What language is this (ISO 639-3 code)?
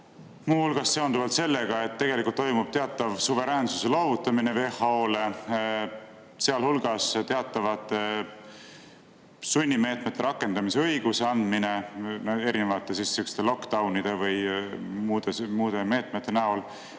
est